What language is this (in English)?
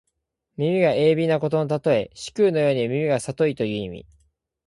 Japanese